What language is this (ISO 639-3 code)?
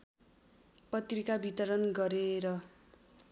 nep